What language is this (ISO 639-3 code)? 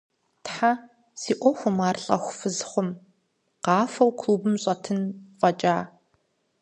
kbd